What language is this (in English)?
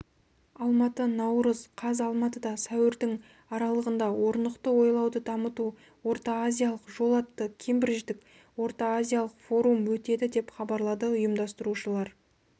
Kazakh